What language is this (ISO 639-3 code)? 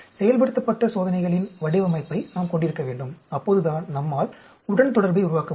tam